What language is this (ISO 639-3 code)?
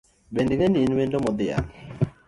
luo